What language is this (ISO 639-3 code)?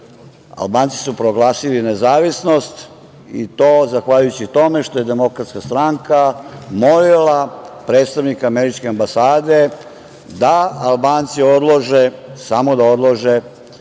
srp